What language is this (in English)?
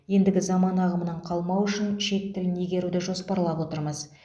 Kazakh